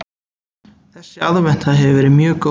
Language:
Icelandic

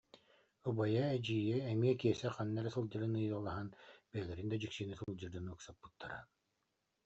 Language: Yakut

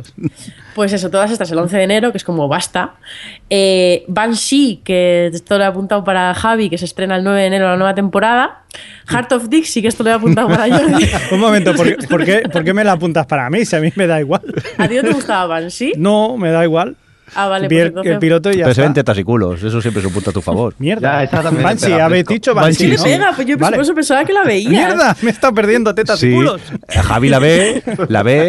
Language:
Spanish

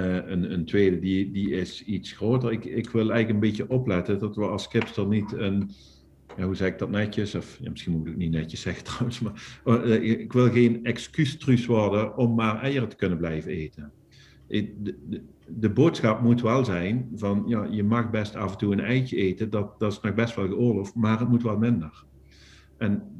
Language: Dutch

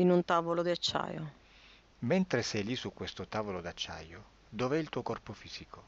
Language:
Italian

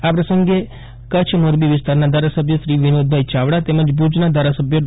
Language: Gujarati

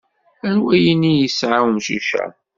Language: Kabyle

